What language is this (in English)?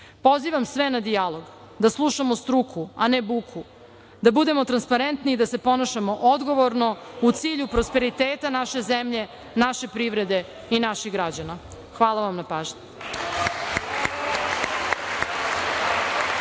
Serbian